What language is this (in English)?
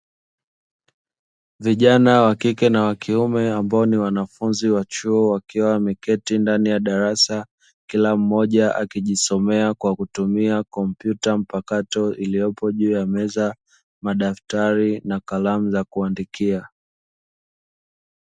Swahili